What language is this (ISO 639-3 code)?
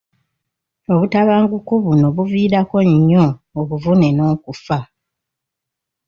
lug